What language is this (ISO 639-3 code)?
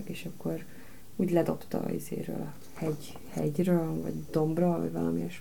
hun